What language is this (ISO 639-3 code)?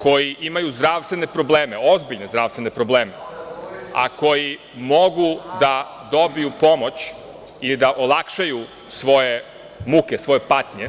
srp